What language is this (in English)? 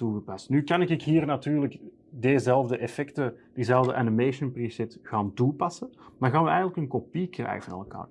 Dutch